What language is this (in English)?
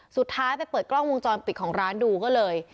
Thai